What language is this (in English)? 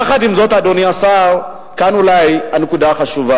Hebrew